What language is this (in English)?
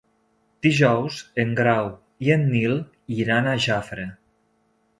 Catalan